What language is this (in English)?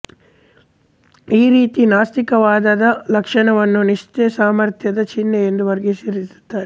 Kannada